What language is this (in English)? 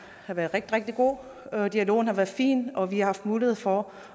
Danish